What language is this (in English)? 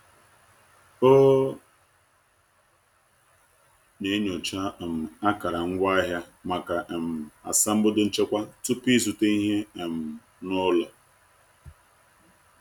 Igbo